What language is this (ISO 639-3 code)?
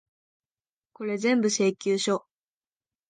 jpn